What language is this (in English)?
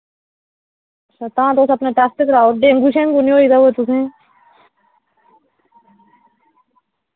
Dogri